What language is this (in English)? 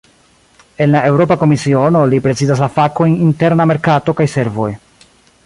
Esperanto